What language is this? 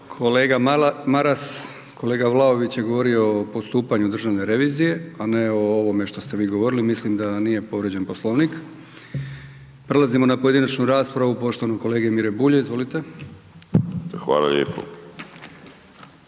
Croatian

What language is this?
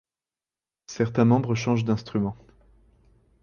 French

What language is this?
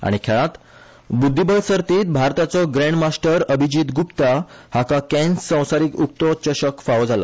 Konkani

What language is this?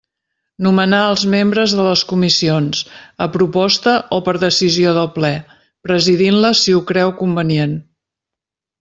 Catalan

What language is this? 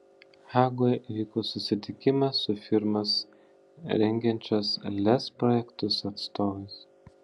Lithuanian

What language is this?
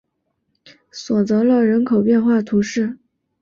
Chinese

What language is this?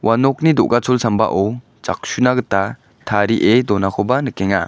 Garo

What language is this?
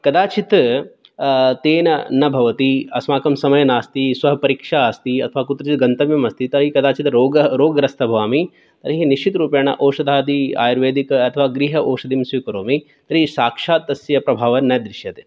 Sanskrit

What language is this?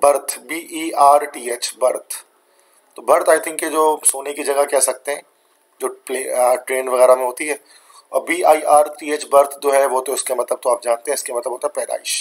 Hindi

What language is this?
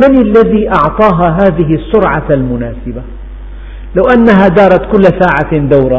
Arabic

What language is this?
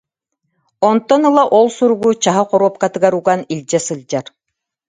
Yakut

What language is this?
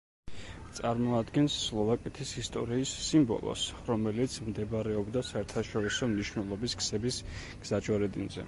Georgian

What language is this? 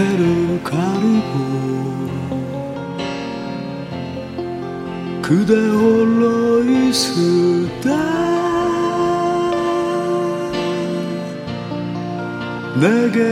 Korean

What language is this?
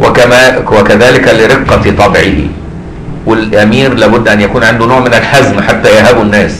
Arabic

